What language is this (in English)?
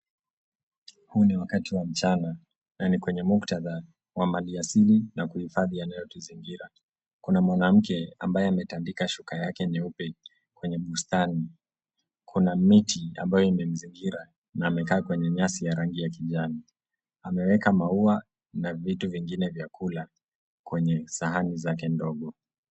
Swahili